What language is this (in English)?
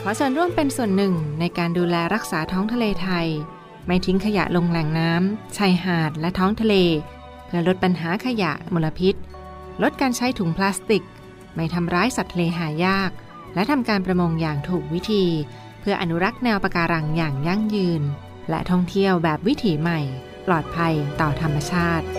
Thai